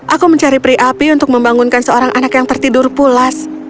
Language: Indonesian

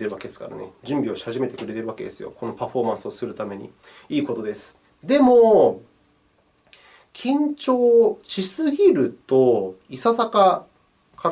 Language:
Japanese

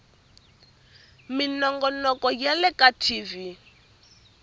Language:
Tsonga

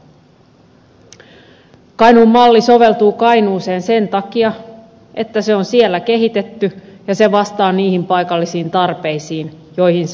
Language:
Finnish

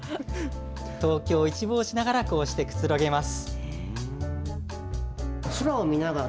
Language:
Japanese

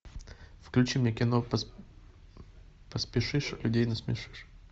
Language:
Russian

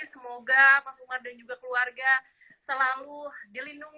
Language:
Indonesian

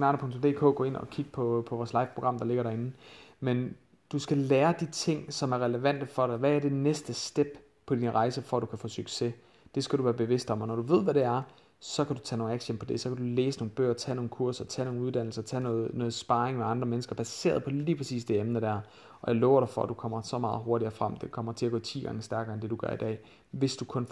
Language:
Danish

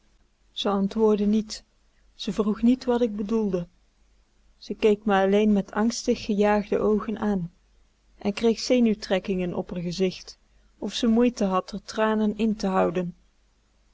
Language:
Dutch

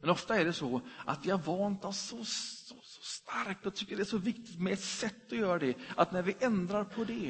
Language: Swedish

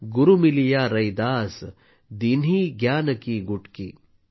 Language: Marathi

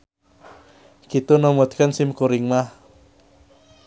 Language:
Sundanese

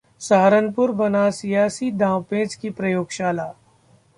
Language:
Hindi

